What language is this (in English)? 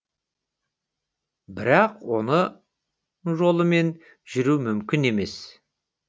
Kazakh